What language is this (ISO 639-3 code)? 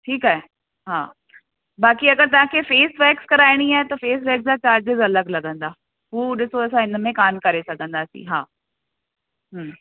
snd